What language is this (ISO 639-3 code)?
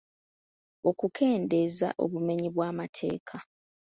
lug